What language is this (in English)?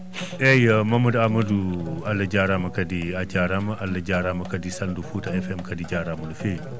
Fula